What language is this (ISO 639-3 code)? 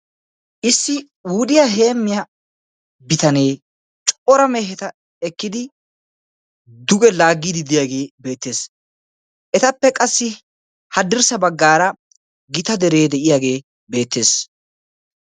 wal